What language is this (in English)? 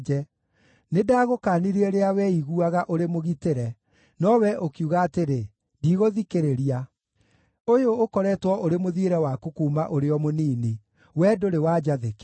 Kikuyu